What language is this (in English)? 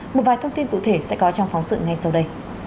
Vietnamese